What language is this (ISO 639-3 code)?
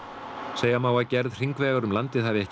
isl